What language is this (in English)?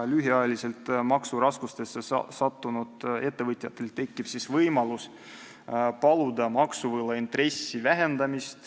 Estonian